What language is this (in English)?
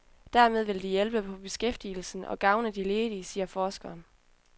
Danish